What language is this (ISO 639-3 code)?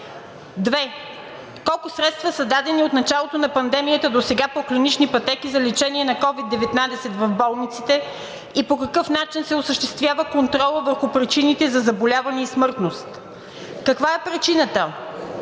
bul